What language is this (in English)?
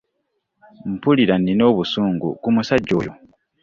Ganda